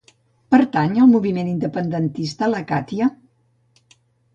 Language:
Catalan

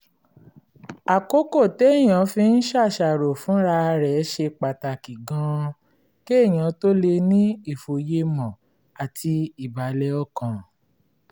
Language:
Yoruba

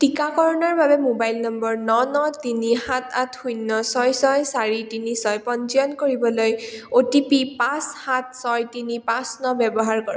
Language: Assamese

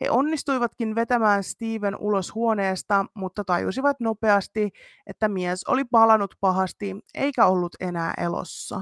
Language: Finnish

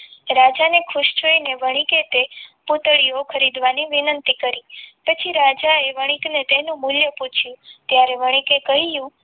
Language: Gujarati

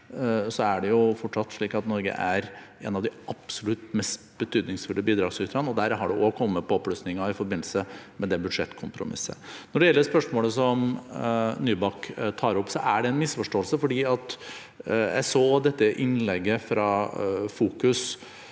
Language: Norwegian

